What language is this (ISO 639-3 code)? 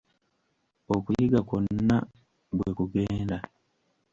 lug